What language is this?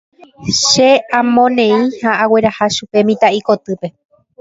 Guarani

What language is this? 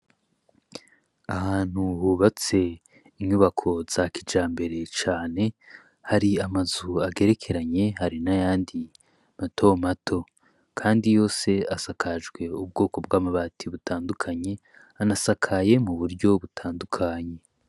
Rundi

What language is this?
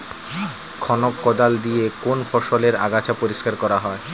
Bangla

